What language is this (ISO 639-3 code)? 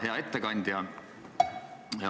est